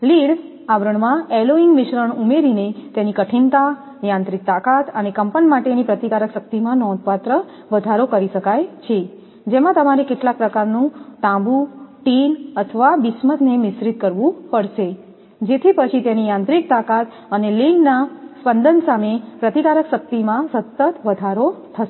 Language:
Gujarati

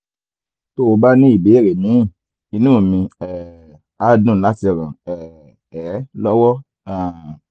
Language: Yoruba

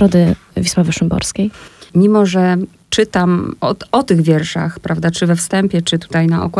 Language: Polish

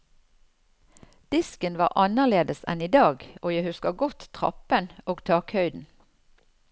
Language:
Norwegian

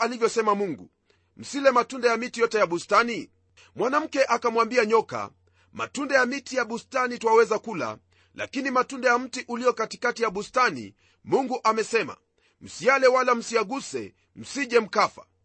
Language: Swahili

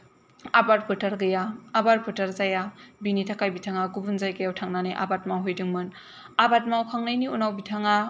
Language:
Bodo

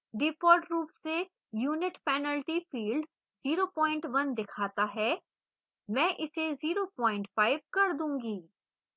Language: Hindi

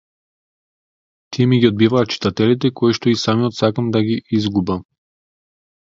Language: Macedonian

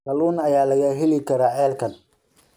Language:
Somali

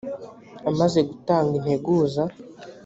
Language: Kinyarwanda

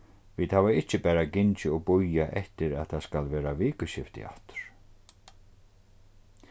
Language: Faroese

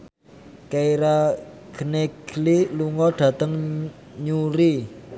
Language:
Javanese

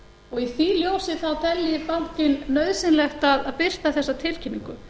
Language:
Icelandic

